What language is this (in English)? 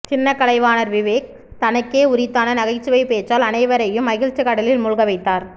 Tamil